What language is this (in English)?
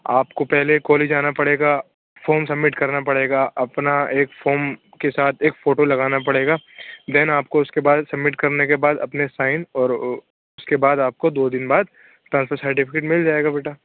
Urdu